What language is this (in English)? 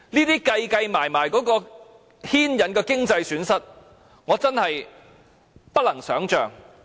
Cantonese